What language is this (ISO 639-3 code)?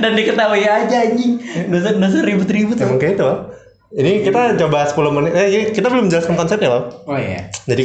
ind